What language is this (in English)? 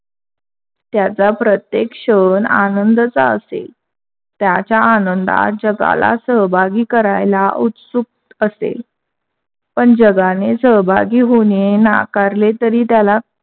Marathi